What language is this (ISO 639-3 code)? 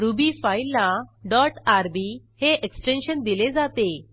mar